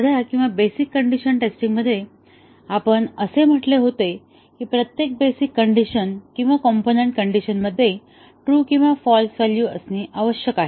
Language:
Marathi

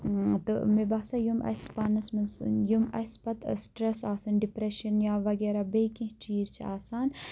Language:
Kashmiri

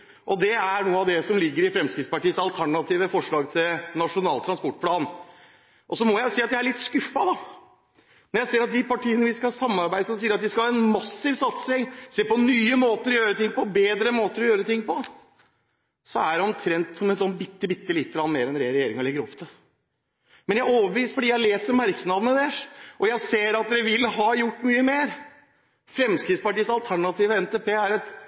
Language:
Norwegian Bokmål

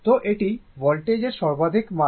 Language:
Bangla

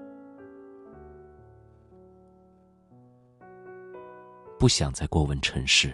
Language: Chinese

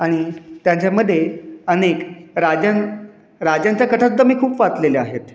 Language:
Marathi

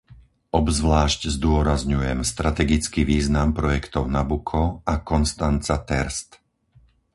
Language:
Slovak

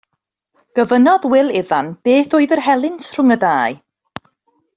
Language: Welsh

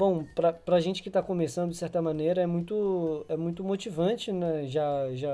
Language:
Portuguese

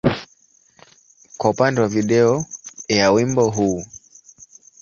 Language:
Swahili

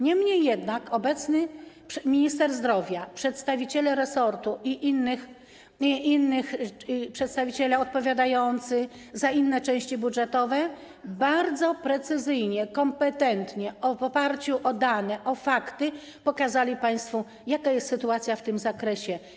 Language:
Polish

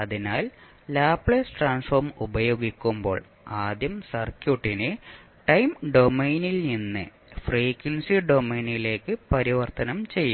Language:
Malayalam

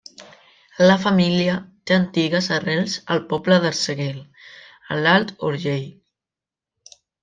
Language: Catalan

